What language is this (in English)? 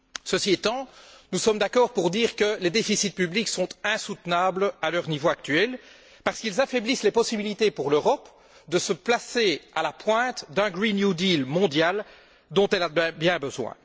French